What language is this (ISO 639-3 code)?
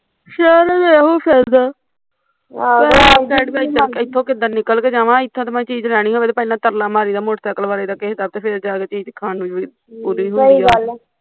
pan